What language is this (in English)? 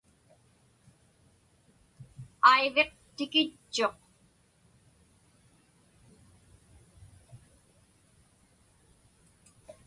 Inupiaq